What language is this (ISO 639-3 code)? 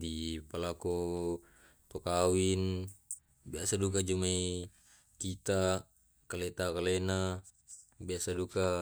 rob